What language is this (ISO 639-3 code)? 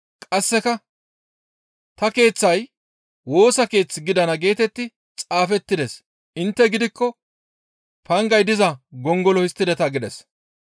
gmv